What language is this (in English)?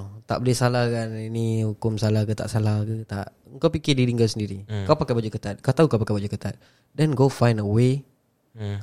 Malay